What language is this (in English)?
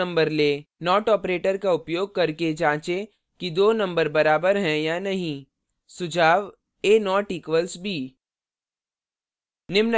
Hindi